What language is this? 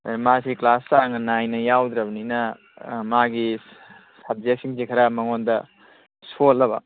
Manipuri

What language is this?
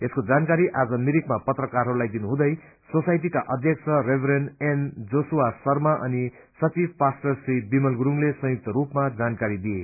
Nepali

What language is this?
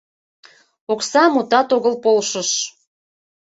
Mari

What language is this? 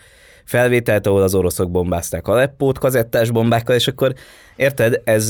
Hungarian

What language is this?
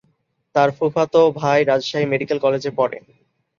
Bangla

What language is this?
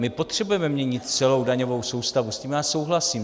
Czech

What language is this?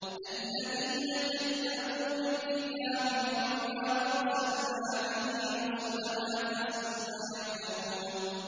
Arabic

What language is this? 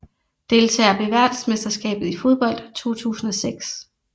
Danish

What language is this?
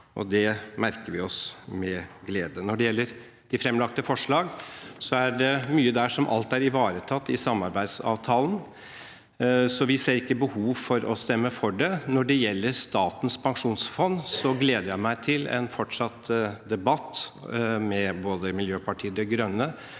Norwegian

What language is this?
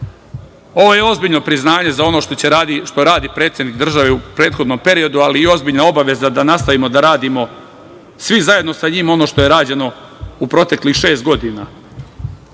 Serbian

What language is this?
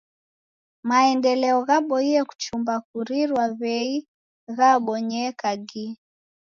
Taita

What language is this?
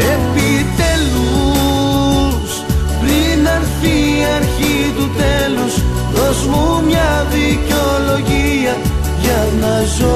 Greek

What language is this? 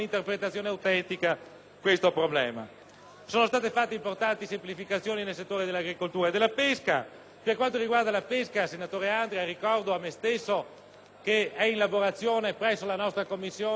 Italian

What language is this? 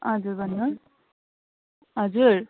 Nepali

